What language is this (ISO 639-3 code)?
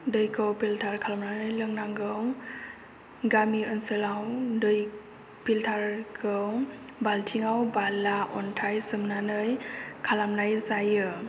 brx